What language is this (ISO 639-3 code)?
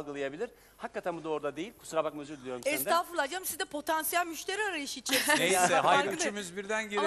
tur